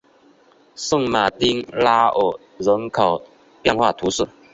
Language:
Chinese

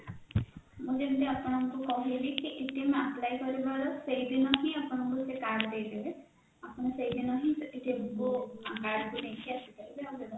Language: Odia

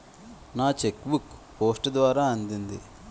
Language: Telugu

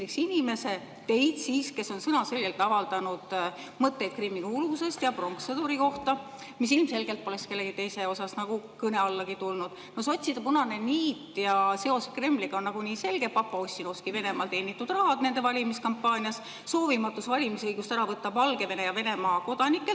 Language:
Estonian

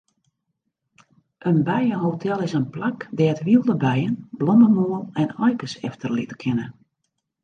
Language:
Western Frisian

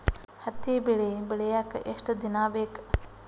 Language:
Kannada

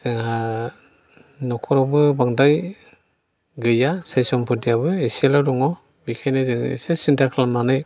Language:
Bodo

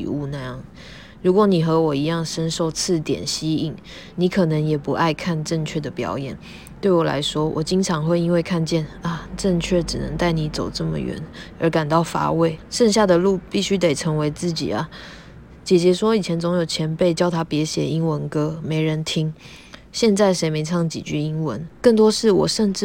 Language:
Chinese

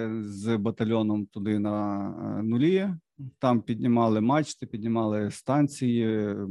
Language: Ukrainian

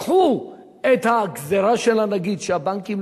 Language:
Hebrew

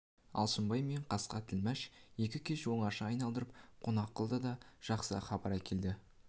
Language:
Kazakh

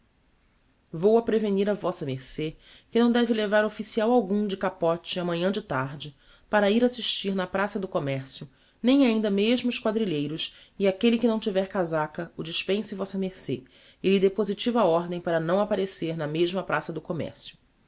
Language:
Portuguese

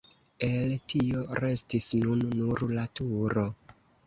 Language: Esperanto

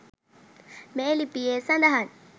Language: Sinhala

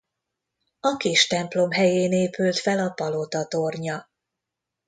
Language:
Hungarian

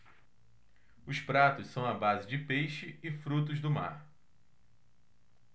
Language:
Portuguese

